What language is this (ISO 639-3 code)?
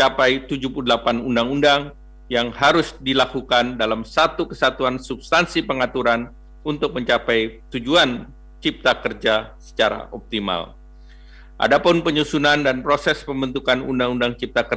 ind